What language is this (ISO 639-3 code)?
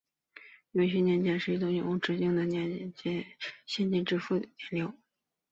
zho